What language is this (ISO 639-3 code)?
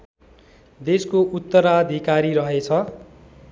nep